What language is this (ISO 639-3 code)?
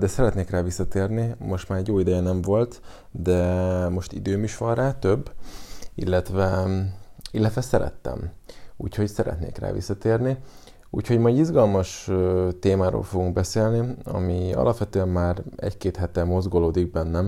hun